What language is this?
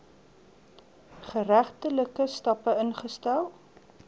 Afrikaans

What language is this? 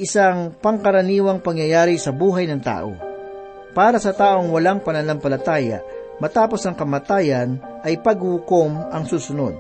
Filipino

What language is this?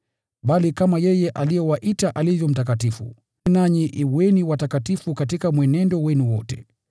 Swahili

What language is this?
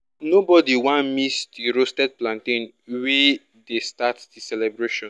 Nigerian Pidgin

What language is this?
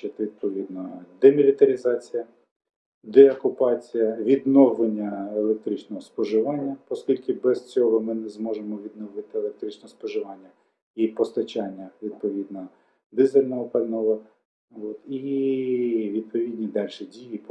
Ukrainian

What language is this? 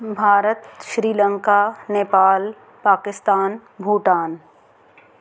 Sindhi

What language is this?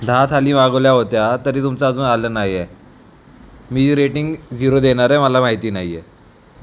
Marathi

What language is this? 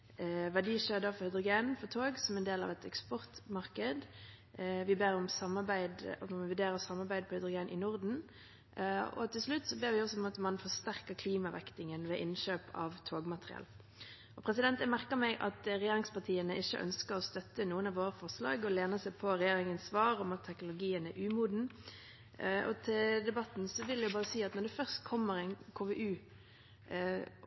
Norwegian Bokmål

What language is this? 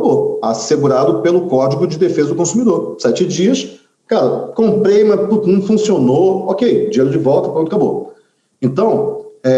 Portuguese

